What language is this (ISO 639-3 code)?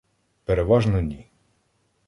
ukr